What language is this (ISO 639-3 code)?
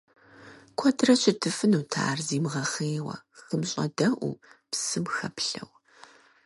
kbd